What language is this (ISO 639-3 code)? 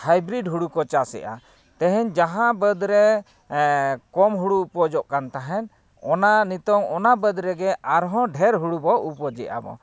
sat